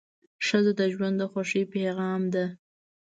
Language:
Pashto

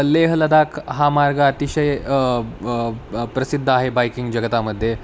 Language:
Marathi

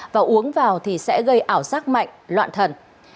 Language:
Vietnamese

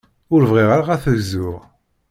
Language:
Kabyle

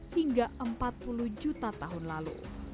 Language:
Indonesian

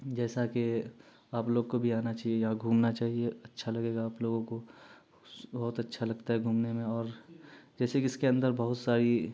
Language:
Urdu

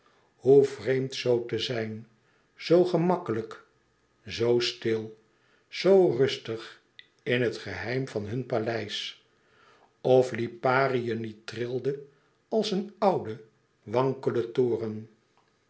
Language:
Dutch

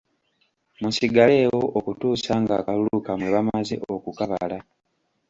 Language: Ganda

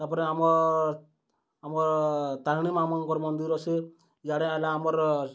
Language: Odia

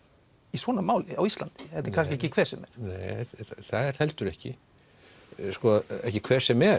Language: Icelandic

